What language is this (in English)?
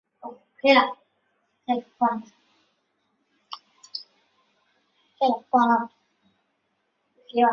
Chinese